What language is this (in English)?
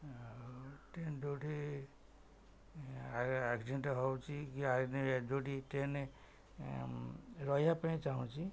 Odia